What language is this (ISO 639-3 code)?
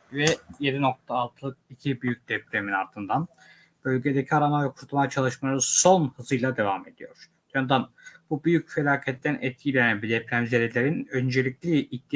tur